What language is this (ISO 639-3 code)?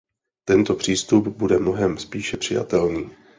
ces